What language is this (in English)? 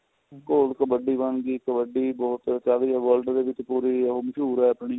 Punjabi